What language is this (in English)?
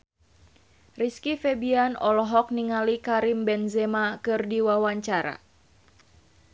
Sundanese